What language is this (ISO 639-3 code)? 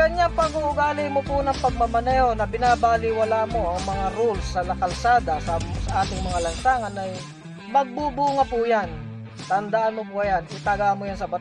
fil